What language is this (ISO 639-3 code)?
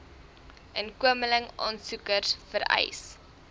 afr